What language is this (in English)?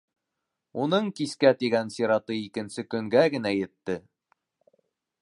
Bashkir